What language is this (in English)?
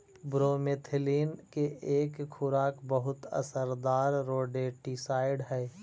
Magahi